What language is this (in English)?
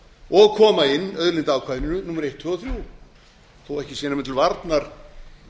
Icelandic